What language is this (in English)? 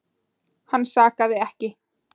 Icelandic